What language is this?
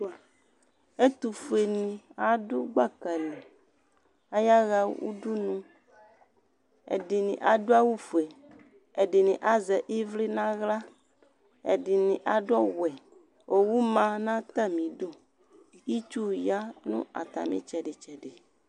Ikposo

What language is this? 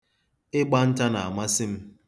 Igbo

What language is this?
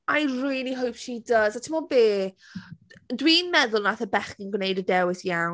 Welsh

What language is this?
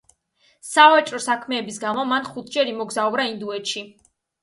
Georgian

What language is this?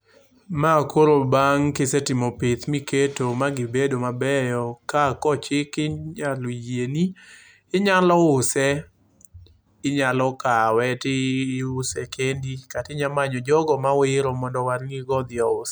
Luo (Kenya and Tanzania)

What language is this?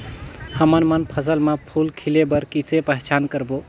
Chhattisgarhi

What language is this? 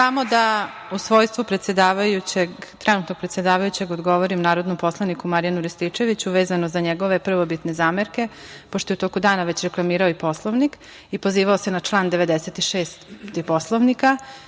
Serbian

